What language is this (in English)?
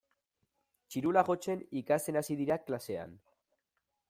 Basque